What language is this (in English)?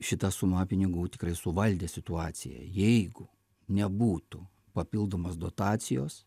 Lithuanian